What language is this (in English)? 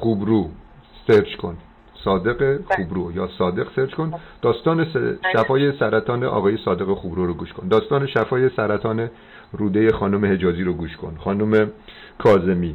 Persian